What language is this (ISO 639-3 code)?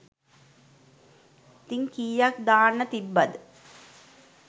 sin